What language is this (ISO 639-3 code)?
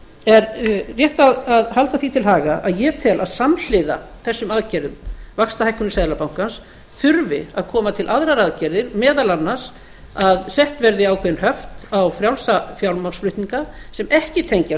isl